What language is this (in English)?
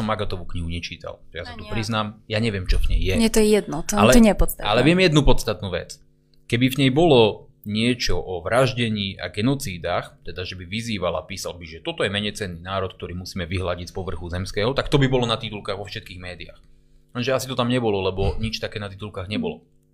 Slovak